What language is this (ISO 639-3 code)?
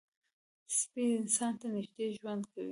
pus